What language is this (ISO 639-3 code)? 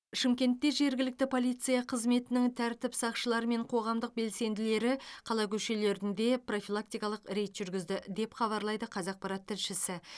kaz